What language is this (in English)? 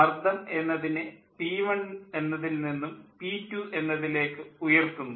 Malayalam